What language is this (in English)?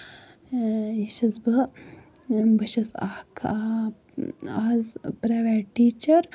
Kashmiri